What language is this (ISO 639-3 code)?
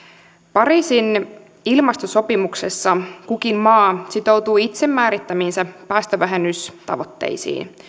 fin